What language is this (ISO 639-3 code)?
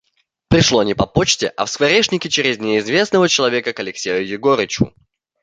rus